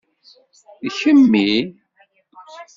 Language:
Kabyle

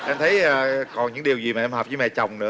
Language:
Vietnamese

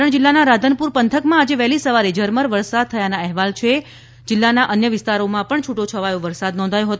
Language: Gujarati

